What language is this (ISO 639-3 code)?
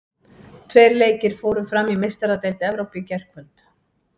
isl